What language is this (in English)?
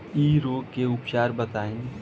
Bhojpuri